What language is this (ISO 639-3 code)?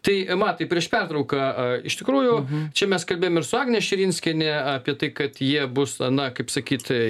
lit